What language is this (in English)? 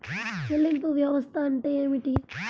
Telugu